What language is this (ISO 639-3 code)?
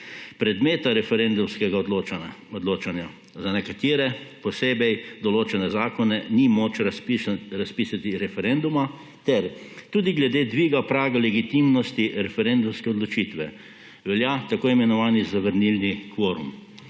slv